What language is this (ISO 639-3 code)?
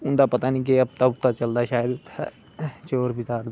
doi